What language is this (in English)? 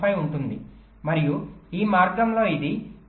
Telugu